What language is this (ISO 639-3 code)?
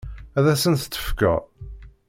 kab